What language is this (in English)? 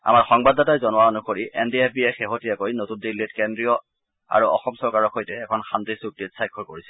Assamese